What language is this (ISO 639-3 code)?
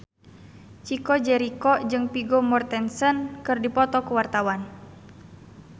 sun